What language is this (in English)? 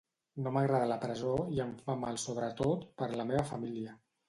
Catalan